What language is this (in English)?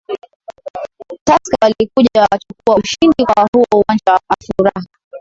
Swahili